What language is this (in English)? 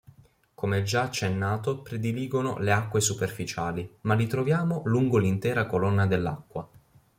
Italian